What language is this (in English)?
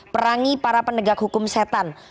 Indonesian